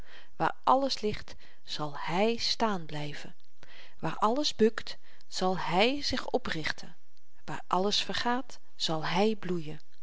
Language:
Dutch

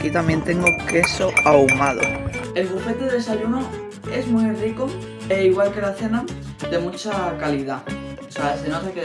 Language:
Spanish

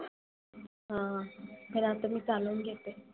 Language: Marathi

